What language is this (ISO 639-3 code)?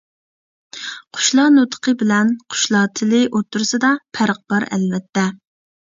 uig